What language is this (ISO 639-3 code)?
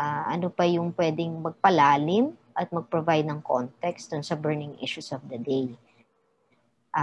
fil